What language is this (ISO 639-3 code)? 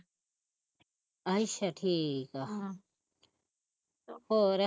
pan